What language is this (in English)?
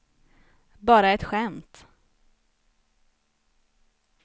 Swedish